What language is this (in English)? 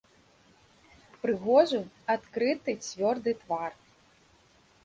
Belarusian